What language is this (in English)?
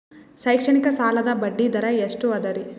Kannada